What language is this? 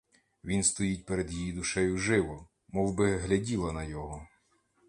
Ukrainian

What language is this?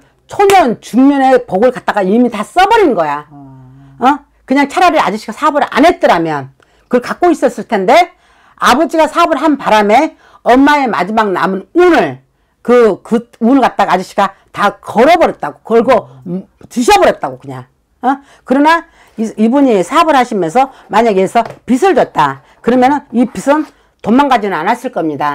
Korean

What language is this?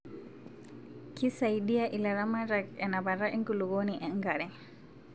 Masai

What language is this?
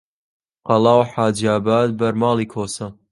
Central Kurdish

